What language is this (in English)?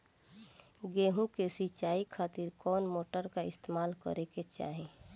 Bhojpuri